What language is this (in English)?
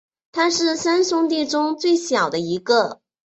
Chinese